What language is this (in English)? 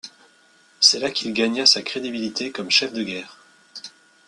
French